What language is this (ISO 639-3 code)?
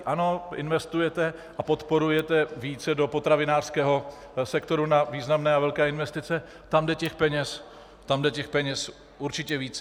ces